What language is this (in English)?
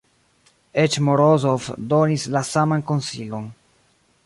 Esperanto